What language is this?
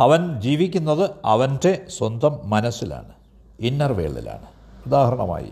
Malayalam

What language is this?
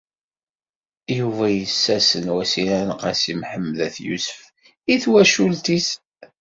Kabyle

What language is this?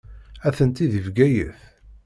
Kabyle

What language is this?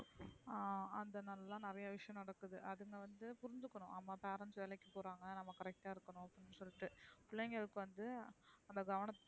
Tamil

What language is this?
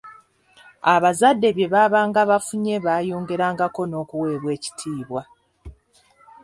Ganda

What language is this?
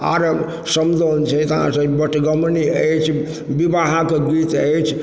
Maithili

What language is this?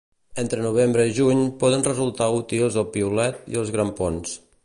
Catalan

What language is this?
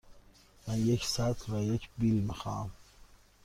Persian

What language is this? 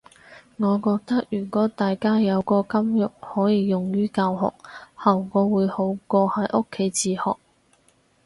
Cantonese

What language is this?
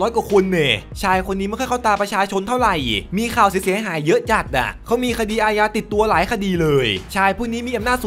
Thai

